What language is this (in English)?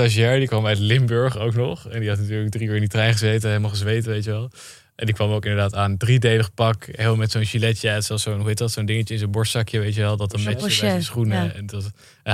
Dutch